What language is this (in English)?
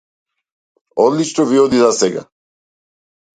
Macedonian